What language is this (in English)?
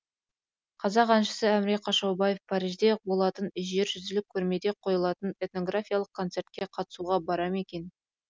Kazakh